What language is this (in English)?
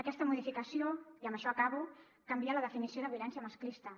Catalan